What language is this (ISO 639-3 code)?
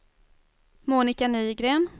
swe